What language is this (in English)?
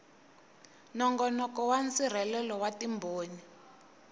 Tsonga